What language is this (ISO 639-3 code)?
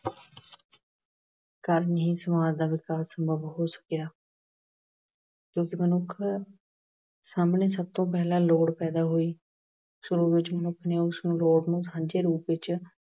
pan